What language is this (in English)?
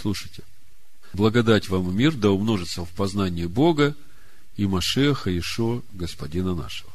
Russian